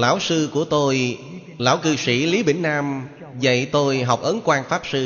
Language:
Vietnamese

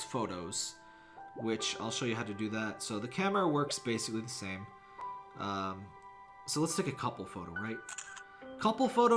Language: English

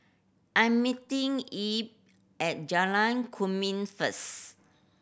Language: English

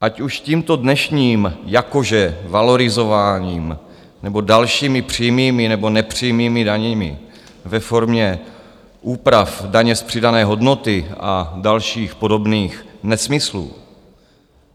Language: Czech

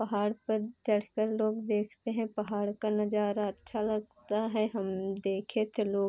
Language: Hindi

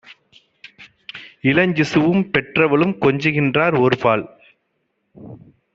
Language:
Tamil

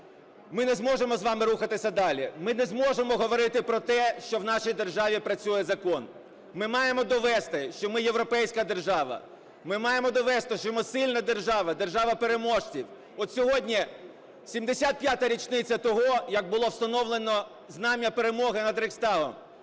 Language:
Ukrainian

